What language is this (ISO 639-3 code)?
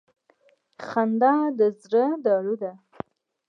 pus